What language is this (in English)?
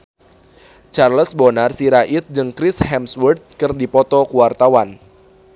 Sundanese